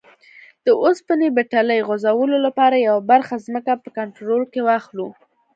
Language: Pashto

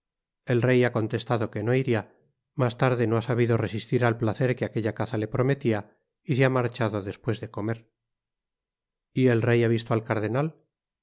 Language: Spanish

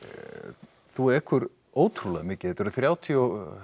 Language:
Icelandic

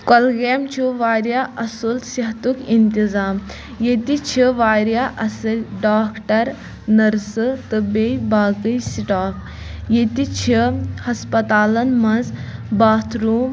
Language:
Kashmiri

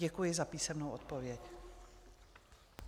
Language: Czech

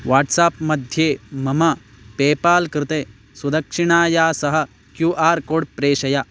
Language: Sanskrit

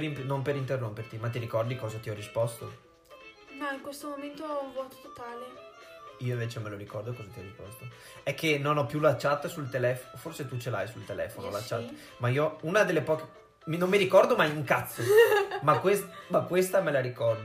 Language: Italian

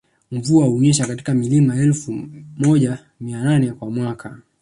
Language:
Swahili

